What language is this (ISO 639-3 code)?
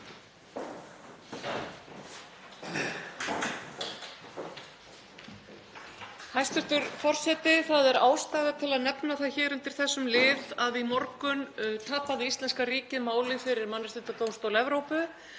isl